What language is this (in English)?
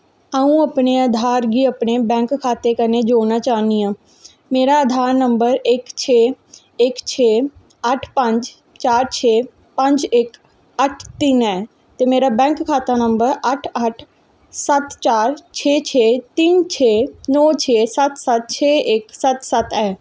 Dogri